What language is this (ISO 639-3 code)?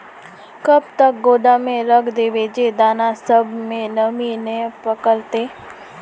mag